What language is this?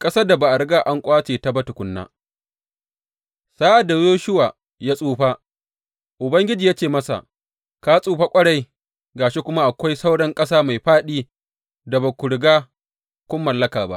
Hausa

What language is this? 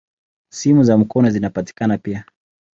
Swahili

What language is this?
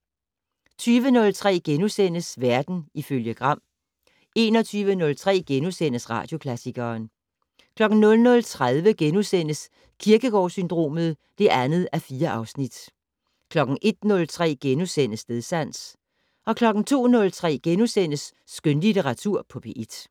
Danish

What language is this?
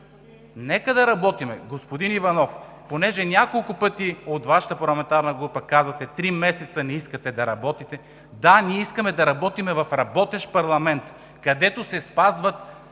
Bulgarian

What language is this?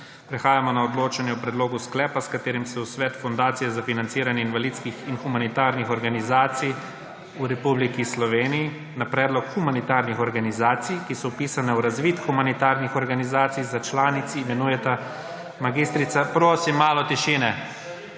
Slovenian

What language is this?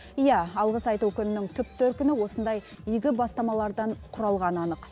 Kazakh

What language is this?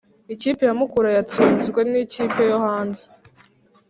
Kinyarwanda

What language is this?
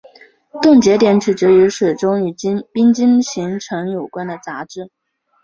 Chinese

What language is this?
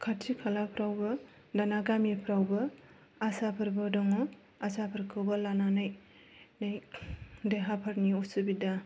Bodo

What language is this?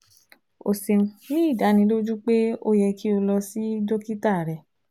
Yoruba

